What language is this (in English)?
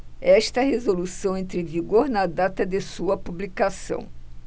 Portuguese